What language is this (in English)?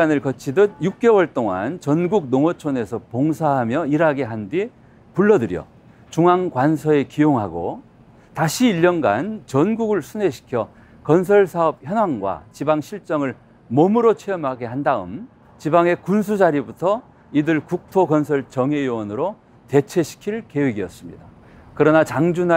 Korean